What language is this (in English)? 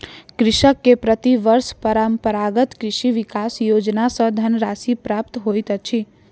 Maithili